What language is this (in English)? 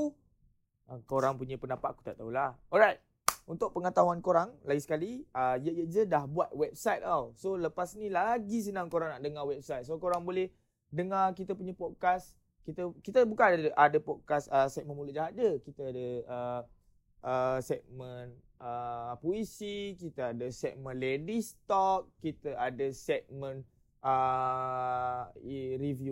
Malay